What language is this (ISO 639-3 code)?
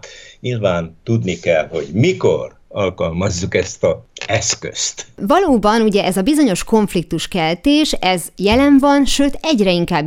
hun